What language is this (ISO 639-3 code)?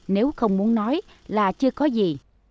vie